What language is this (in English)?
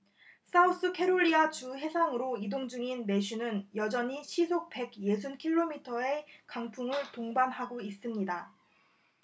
Korean